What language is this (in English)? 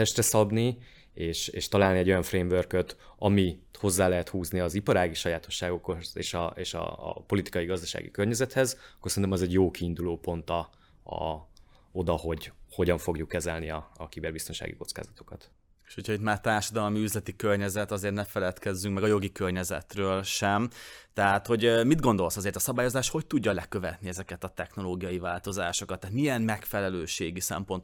Hungarian